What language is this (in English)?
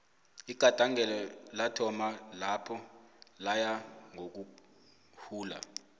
South Ndebele